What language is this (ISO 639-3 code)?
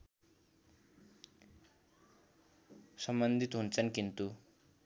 nep